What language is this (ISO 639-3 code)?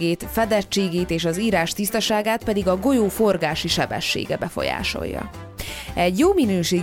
hun